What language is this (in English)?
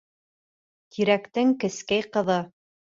Bashkir